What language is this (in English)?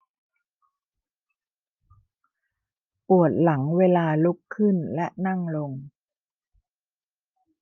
Thai